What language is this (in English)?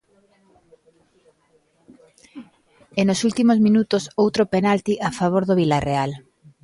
Galician